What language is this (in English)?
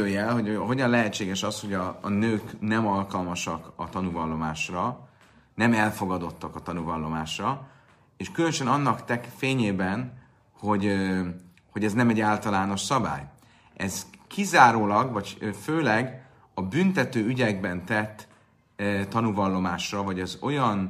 Hungarian